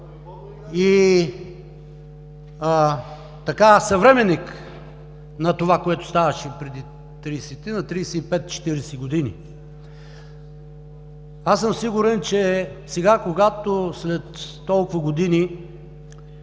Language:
Bulgarian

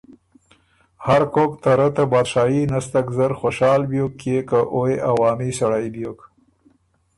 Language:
Ormuri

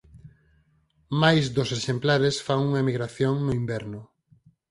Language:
Galician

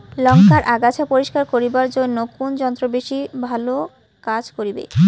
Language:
Bangla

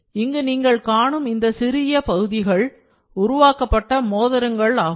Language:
Tamil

